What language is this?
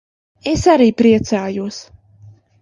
Latvian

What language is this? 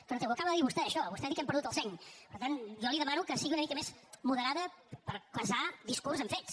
Catalan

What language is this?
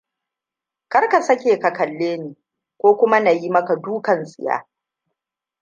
Hausa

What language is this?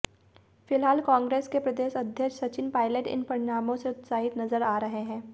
Hindi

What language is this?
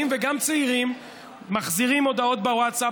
Hebrew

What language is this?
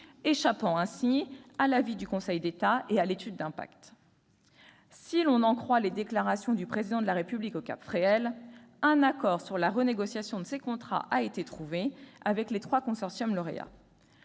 French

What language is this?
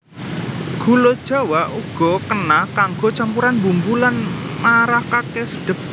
Javanese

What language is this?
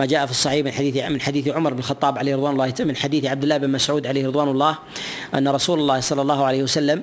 Arabic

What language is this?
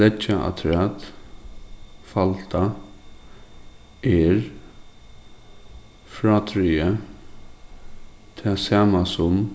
Faroese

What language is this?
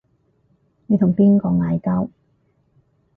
Cantonese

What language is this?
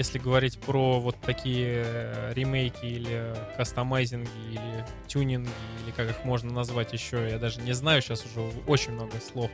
Russian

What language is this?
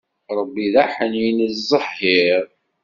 Kabyle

